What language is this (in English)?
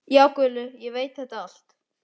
Icelandic